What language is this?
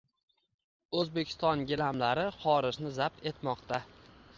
Uzbek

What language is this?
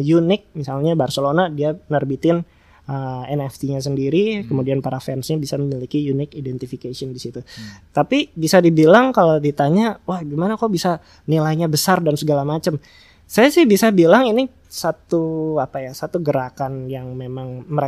Indonesian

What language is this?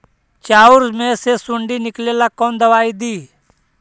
Magahi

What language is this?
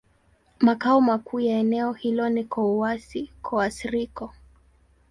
Swahili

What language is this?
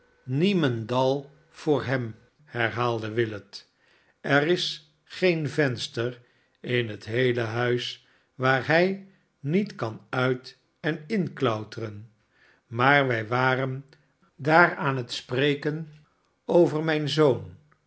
Dutch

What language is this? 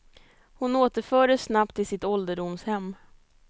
Swedish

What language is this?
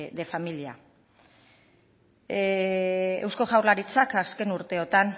Basque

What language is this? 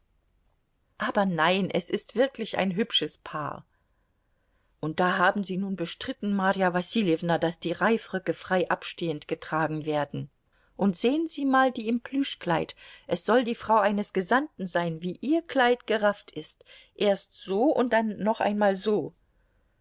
German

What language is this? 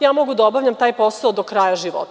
Serbian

